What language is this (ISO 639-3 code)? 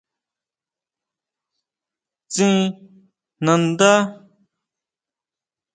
mau